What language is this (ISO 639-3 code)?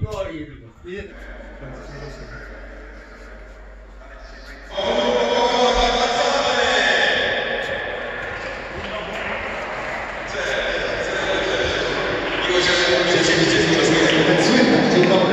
pol